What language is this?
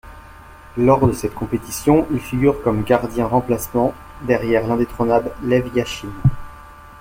French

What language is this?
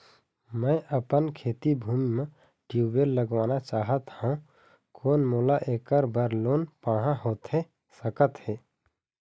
Chhattisgarhi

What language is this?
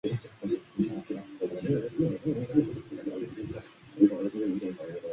Chinese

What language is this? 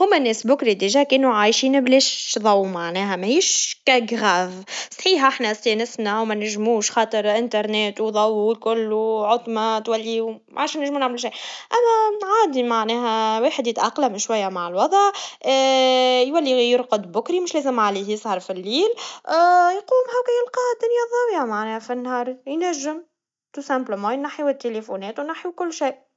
Tunisian Arabic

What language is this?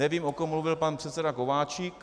Czech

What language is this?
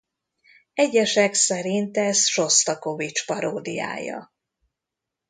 Hungarian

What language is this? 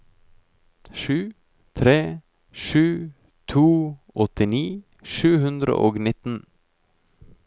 Norwegian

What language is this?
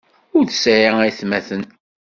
Kabyle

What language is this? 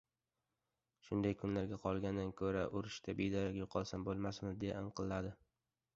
Uzbek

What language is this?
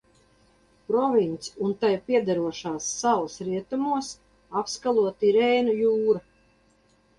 Latvian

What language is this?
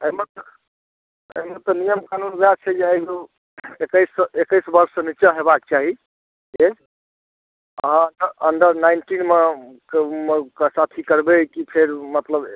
Maithili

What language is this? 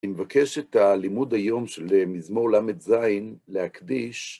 Hebrew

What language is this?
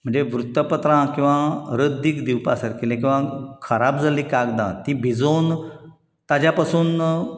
Konkani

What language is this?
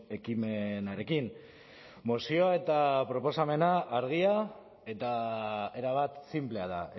Basque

